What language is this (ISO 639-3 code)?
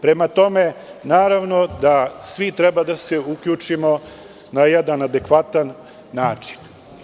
srp